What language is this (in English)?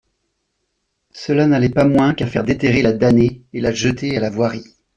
French